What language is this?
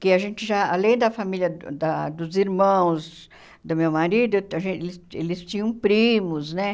Portuguese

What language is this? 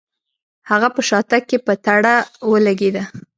Pashto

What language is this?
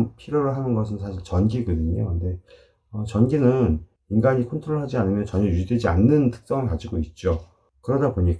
Korean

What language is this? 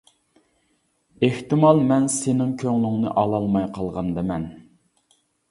Uyghur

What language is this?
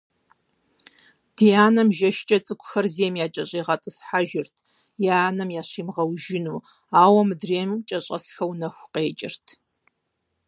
Kabardian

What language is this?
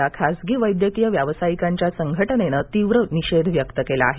Marathi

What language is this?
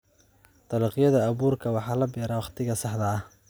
Somali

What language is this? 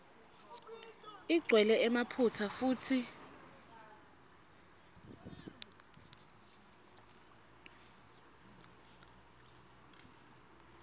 Swati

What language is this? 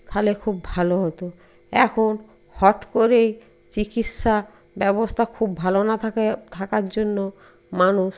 Bangla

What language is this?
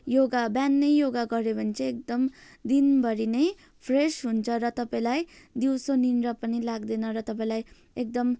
Nepali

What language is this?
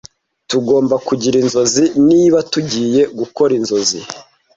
Kinyarwanda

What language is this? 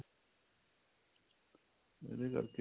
Punjabi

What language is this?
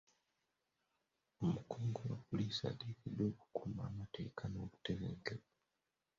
Ganda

